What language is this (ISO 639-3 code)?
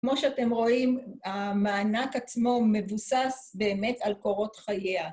heb